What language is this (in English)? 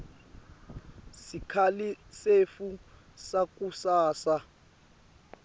Swati